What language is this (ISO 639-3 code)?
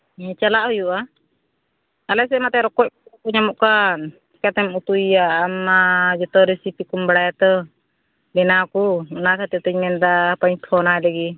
sat